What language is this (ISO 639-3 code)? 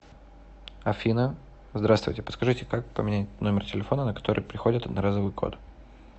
rus